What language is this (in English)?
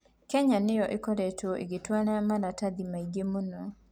Kikuyu